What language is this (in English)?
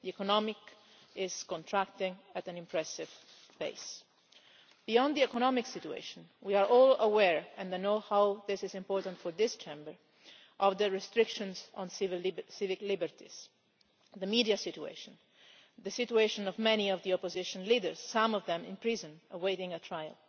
English